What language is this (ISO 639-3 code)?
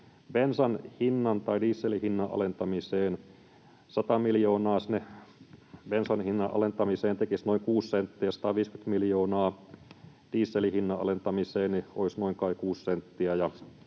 fin